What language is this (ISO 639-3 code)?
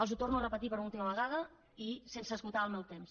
cat